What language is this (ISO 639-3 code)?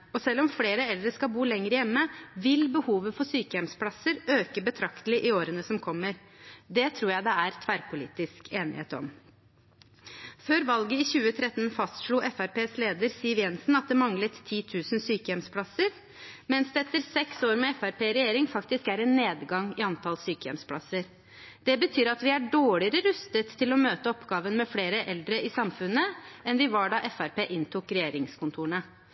nob